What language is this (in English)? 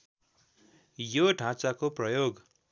Nepali